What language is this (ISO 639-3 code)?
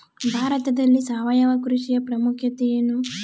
kan